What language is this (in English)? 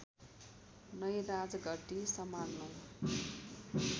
Nepali